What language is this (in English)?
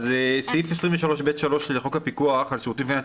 Hebrew